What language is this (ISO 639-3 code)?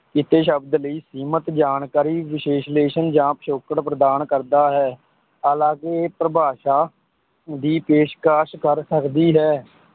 pan